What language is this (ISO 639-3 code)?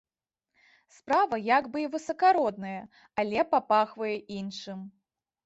bel